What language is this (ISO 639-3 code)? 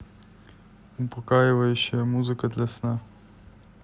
rus